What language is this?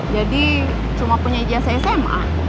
Indonesian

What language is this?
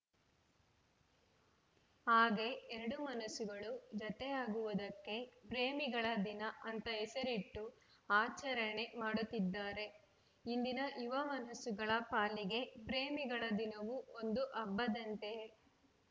Kannada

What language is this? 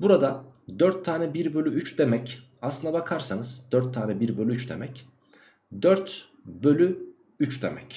Turkish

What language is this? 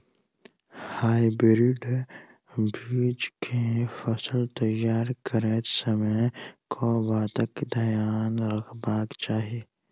Maithili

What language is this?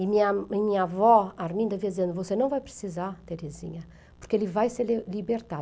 Portuguese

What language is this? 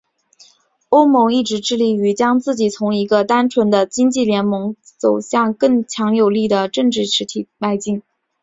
Chinese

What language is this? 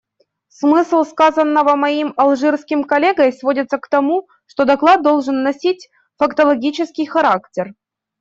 Russian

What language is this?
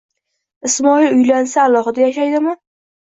Uzbek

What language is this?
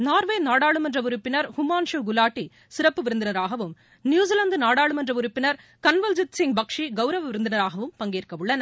Tamil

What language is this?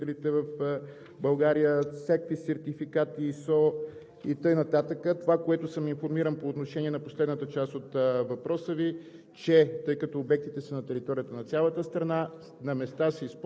Bulgarian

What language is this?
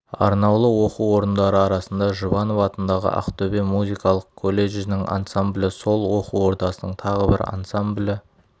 Kazakh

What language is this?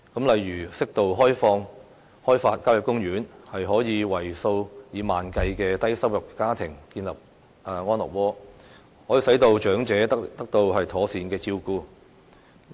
Cantonese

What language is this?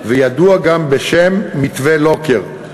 Hebrew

